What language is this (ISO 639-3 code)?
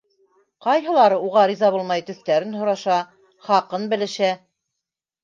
bak